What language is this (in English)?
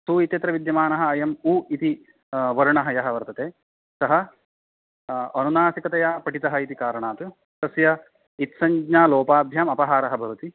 Sanskrit